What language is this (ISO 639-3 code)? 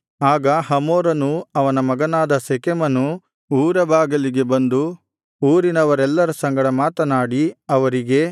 kan